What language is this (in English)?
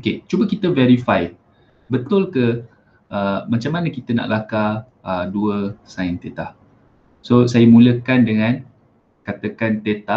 Malay